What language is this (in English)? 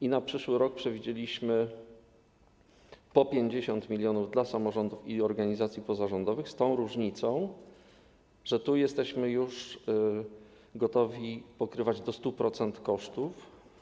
Polish